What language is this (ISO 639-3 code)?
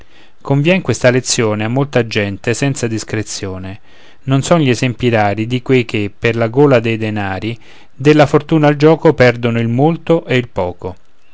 ita